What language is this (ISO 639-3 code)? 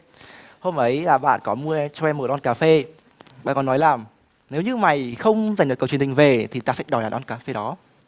vie